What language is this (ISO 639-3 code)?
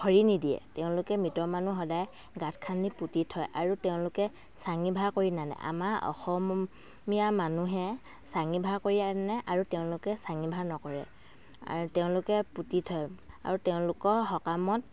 asm